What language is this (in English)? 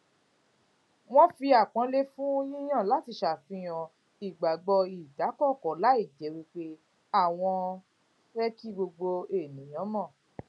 Yoruba